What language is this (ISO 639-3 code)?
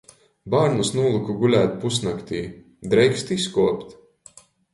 ltg